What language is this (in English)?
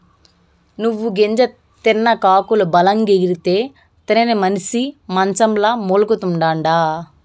Telugu